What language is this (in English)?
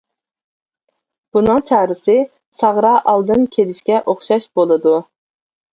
Uyghur